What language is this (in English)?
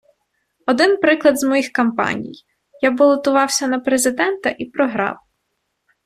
Ukrainian